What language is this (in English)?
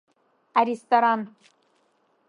Abkhazian